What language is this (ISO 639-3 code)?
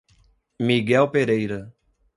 por